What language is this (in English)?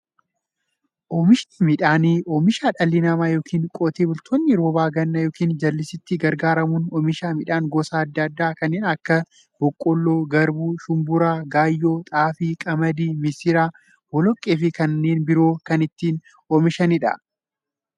Oromo